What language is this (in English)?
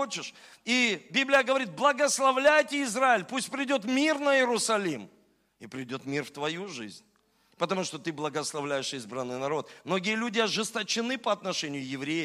Russian